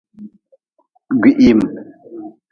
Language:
Nawdm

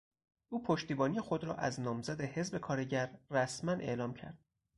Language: Persian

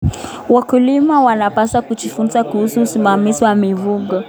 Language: Kalenjin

